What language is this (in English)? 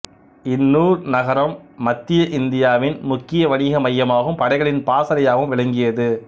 Tamil